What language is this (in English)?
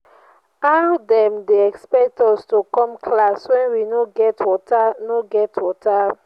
Nigerian Pidgin